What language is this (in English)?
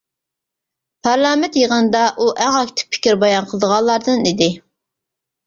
Uyghur